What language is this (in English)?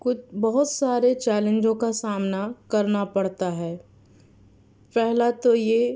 Urdu